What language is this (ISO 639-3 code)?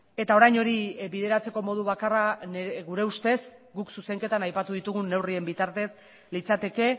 eus